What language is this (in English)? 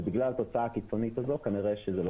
Hebrew